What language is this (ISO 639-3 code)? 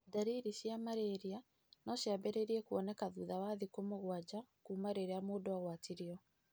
kik